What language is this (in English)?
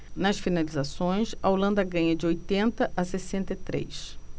Portuguese